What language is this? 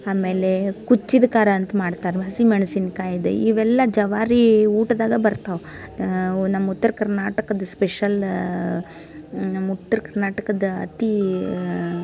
Kannada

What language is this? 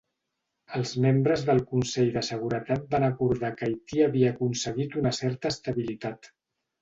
Catalan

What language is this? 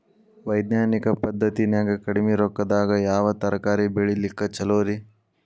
Kannada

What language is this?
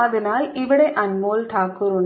Malayalam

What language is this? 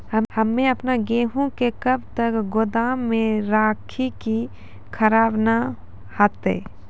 Maithili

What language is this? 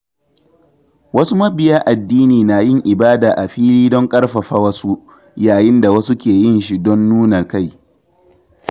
Hausa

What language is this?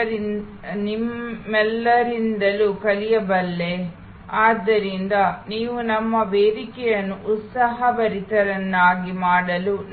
Kannada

